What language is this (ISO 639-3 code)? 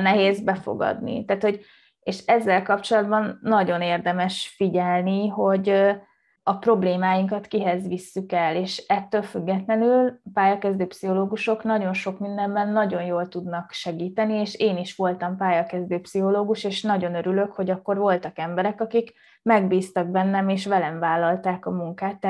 hun